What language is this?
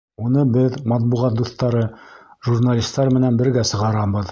Bashkir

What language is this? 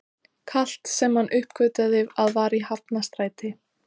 Icelandic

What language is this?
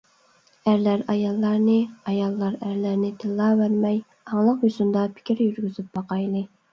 Uyghur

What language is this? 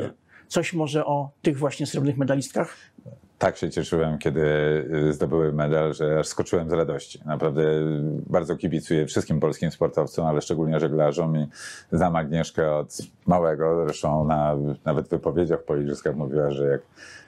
Polish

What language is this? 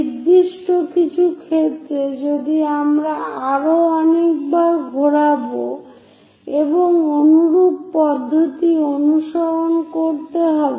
Bangla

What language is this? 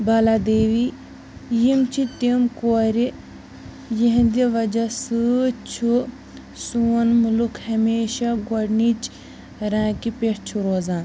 Kashmiri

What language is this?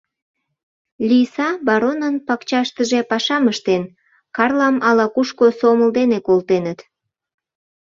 Mari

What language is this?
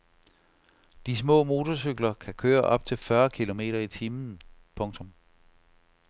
Danish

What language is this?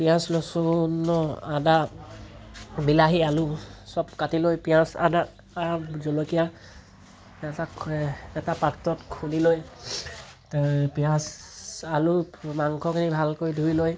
Assamese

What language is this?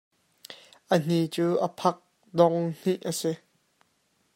Hakha Chin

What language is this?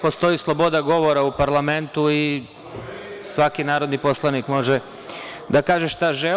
Serbian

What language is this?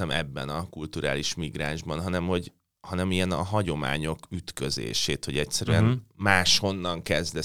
Hungarian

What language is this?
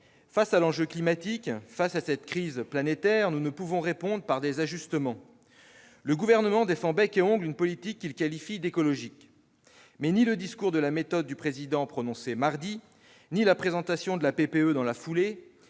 French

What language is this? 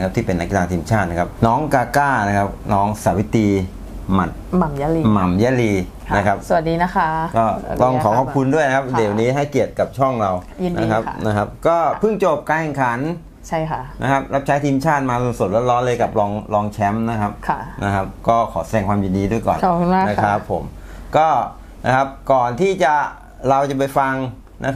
Thai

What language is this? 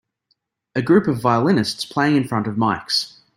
English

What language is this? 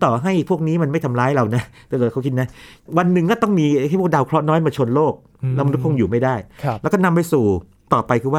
Thai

